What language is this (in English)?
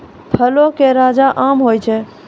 Maithili